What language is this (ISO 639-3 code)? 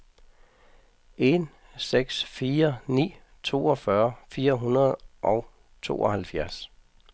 dan